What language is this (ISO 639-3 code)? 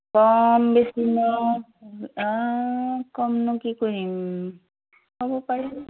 asm